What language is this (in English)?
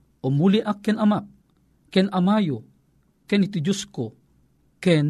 Filipino